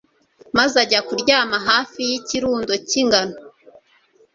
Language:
Kinyarwanda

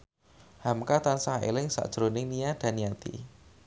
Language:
Javanese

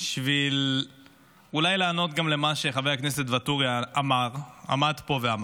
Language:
Hebrew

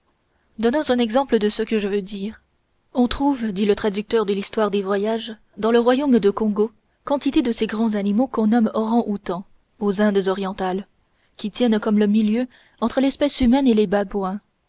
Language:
French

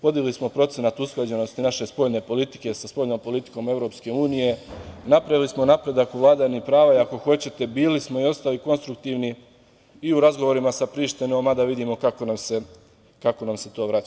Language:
Serbian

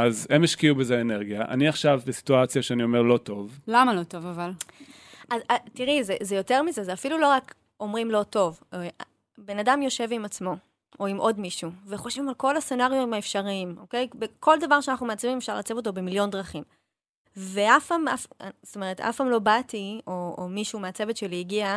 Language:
Hebrew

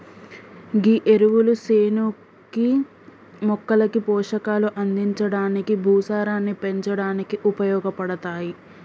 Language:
Telugu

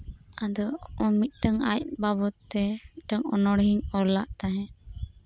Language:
Santali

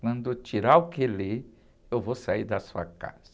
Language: Portuguese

